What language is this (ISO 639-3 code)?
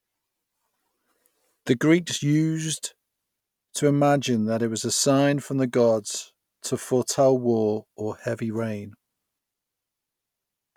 eng